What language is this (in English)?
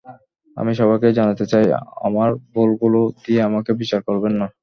Bangla